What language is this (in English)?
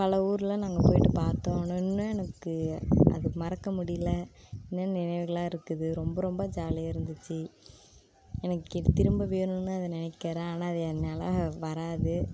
Tamil